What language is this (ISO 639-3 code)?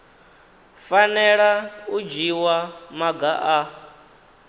ven